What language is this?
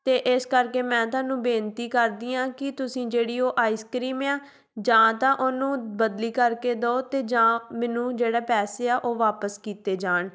Punjabi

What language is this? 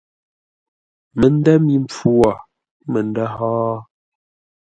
Ngombale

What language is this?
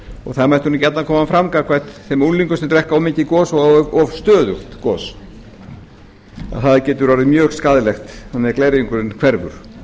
Icelandic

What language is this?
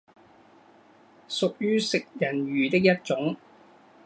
Chinese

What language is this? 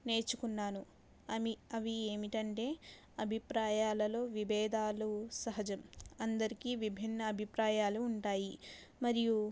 Telugu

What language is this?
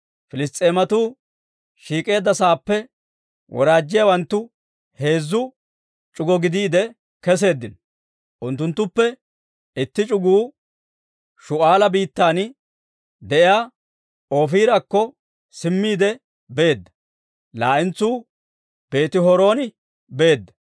Dawro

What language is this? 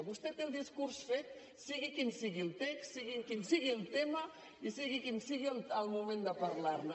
Catalan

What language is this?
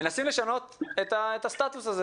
Hebrew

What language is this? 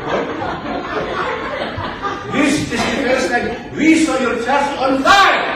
Filipino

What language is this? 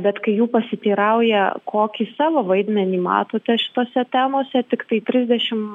Lithuanian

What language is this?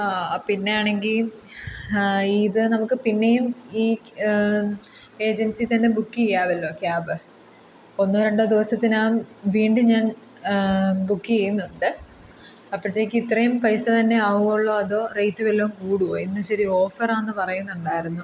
Malayalam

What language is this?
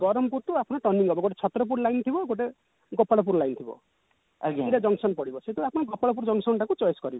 Odia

